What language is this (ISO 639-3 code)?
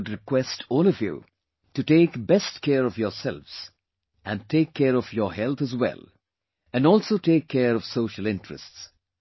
eng